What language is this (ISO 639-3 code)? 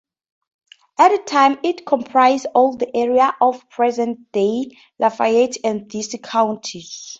eng